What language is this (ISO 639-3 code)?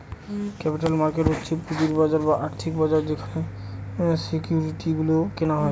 ben